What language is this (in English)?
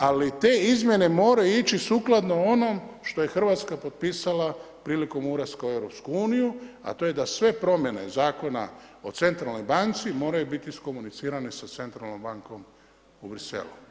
Croatian